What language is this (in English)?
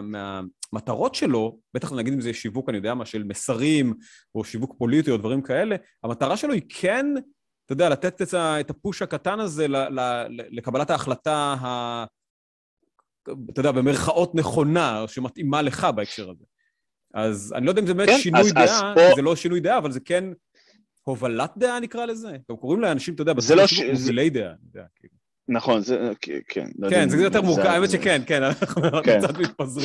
Hebrew